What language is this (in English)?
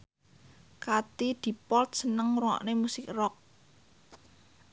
Javanese